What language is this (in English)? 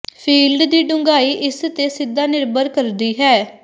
Punjabi